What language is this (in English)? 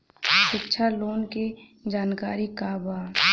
Bhojpuri